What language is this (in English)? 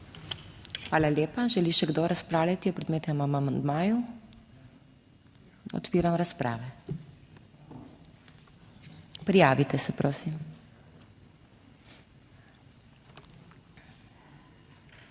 Slovenian